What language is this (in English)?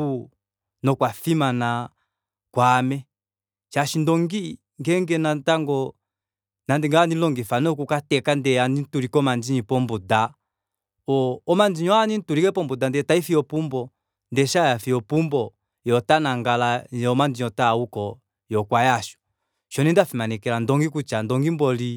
Kuanyama